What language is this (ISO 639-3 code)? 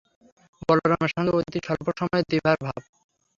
ben